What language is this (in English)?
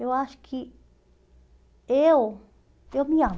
Portuguese